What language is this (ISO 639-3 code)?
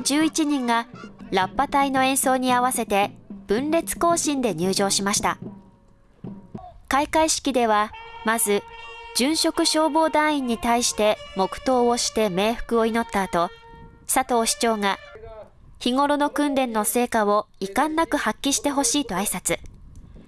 jpn